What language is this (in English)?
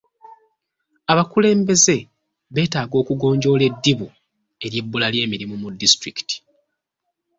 Ganda